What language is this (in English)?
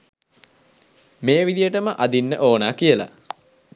Sinhala